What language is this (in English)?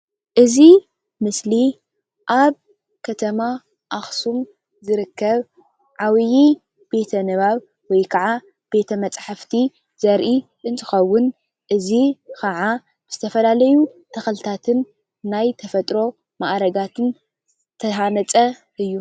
Tigrinya